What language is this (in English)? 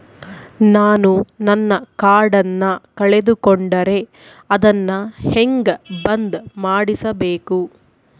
Kannada